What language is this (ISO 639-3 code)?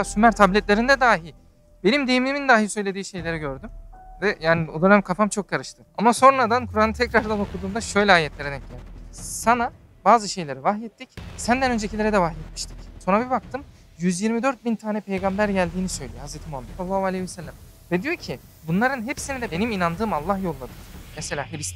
tur